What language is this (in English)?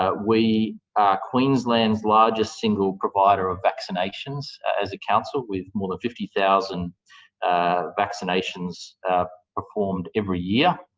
English